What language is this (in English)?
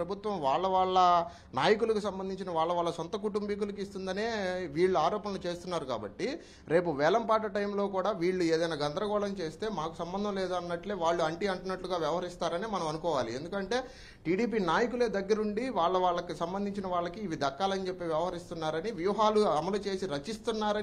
Telugu